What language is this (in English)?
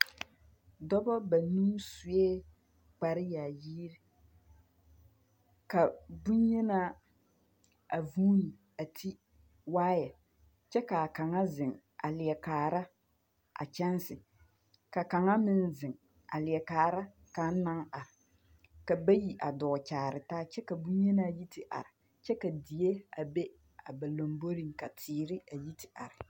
Southern Dagaare